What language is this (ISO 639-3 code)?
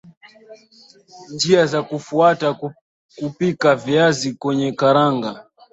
swa